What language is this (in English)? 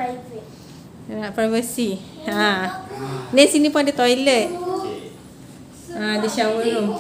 Malay